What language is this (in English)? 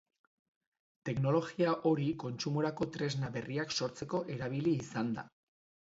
Basque